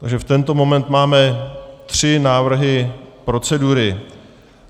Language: Czech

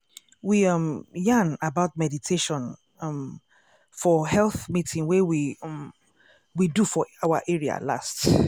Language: Nigerian Pidgin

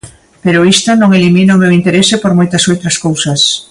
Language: Galician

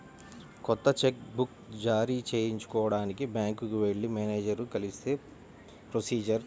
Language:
Telugu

